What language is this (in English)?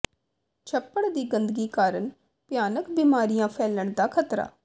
Punjabi